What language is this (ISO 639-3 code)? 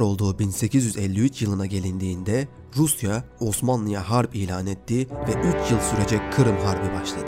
tur